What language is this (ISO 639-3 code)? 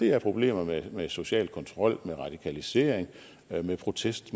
dan